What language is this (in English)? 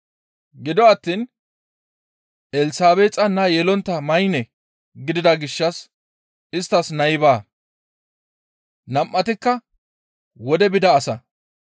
Gamo